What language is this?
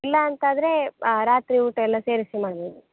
Kannada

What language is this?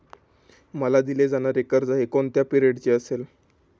Marathi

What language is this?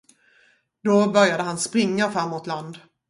Swedish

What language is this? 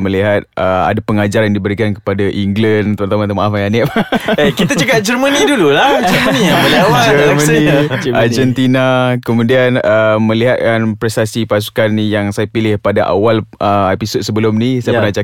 Malay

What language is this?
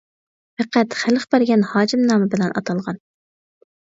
Uyghur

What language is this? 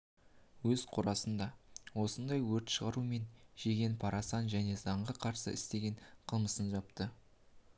Kazakh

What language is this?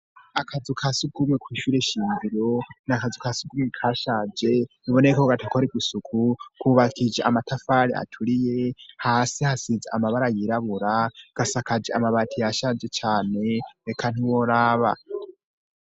Rundi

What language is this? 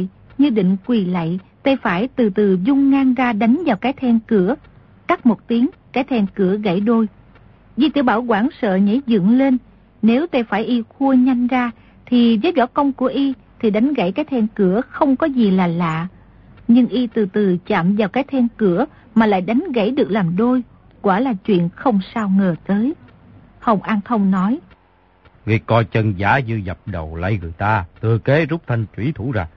Vietnamese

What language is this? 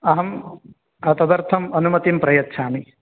Sanskrit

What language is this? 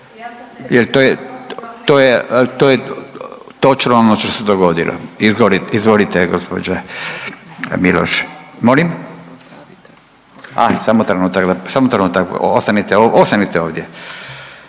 Croatian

